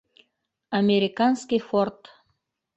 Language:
Bashkir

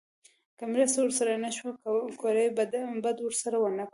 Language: Pashto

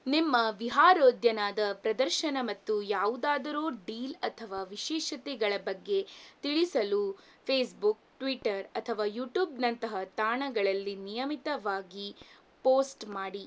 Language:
Kannada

